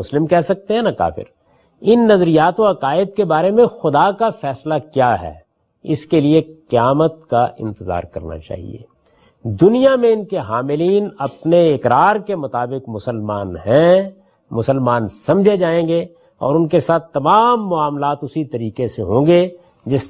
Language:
Urdu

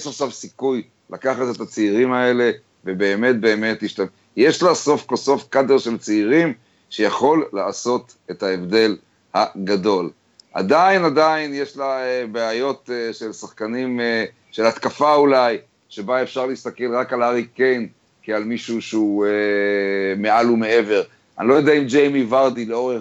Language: Hebrew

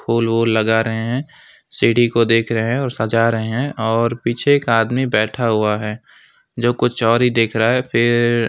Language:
Hindi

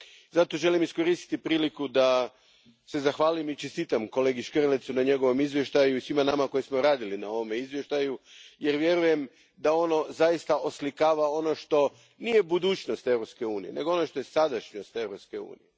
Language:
Croatian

